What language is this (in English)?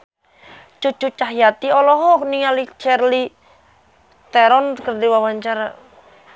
Sundanese